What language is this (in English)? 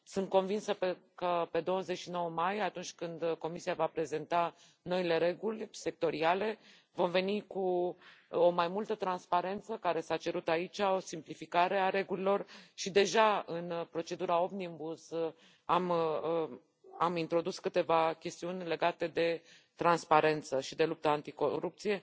Romanian